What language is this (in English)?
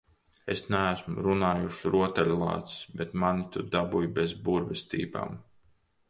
Latvian